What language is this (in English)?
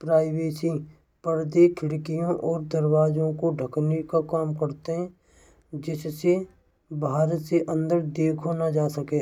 Braj